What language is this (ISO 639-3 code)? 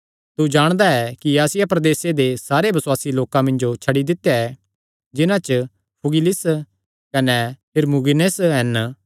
xnr